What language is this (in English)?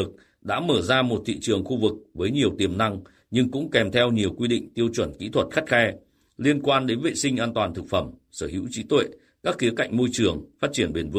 Vietnamese